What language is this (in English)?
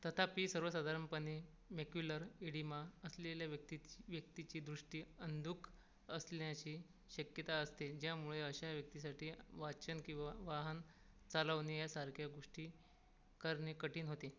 Marathi